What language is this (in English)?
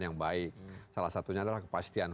Indonesian